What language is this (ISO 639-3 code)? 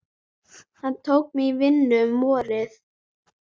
isl